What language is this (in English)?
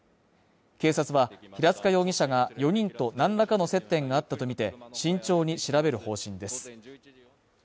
Japanese